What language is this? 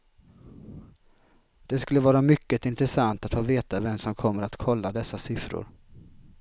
Swedish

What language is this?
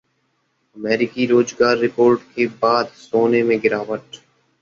Hindi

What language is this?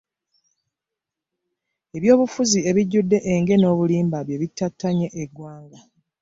Ganda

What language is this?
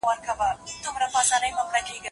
Pashto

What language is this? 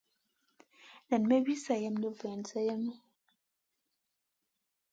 Masana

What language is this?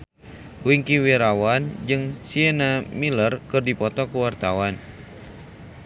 Sundanese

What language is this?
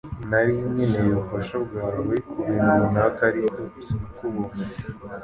Kinyarwanda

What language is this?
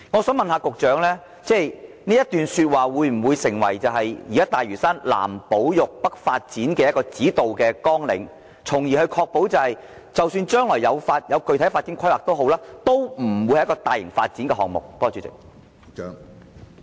Cantonese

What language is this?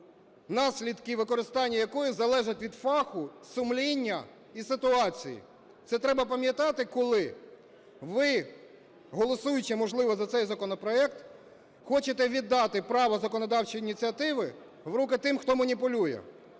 Ukrainian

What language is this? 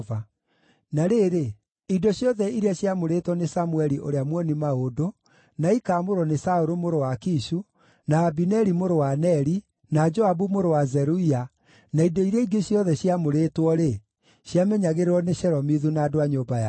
Kikuyu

